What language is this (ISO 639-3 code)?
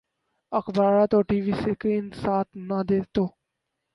urd